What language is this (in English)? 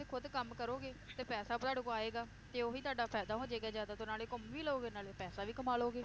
Punjabi